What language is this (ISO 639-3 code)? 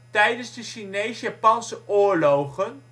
nld